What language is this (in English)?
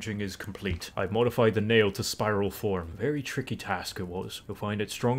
English